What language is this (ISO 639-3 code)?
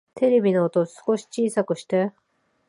jpn